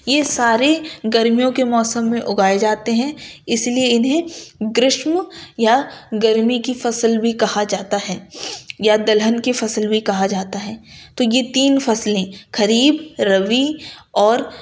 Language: Urdu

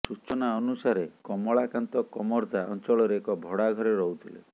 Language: Odia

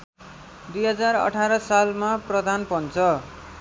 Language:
Nepali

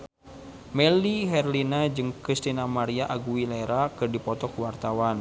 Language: Sundanese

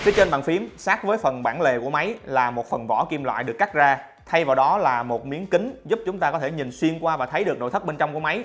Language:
Vietnamese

